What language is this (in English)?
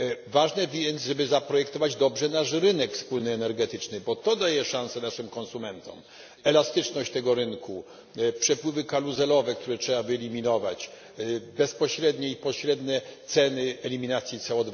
Polish